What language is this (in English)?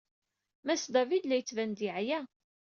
Kabyle